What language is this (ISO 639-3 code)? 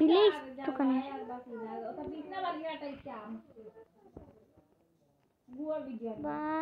ron